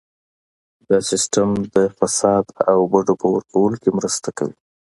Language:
Pashto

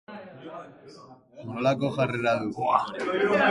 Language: Basque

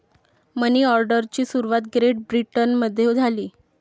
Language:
Marathi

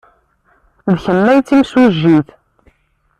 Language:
Kabyle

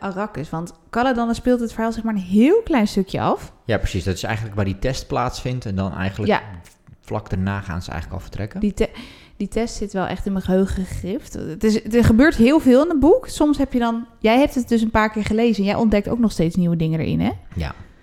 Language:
Dutch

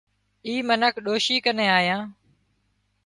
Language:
Wadiyara Koli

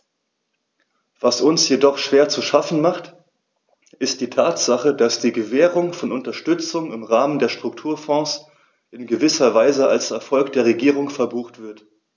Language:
German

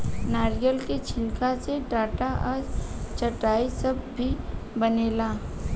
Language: Bhojpuri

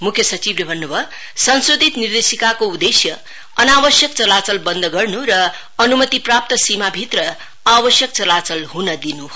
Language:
Nepali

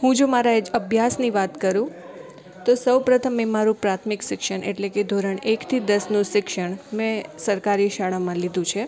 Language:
Gujarati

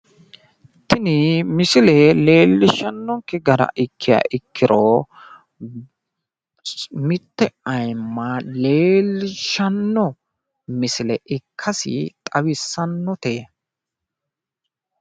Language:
Sidamo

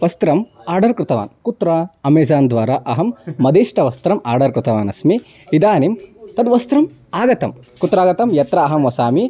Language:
Sanskrit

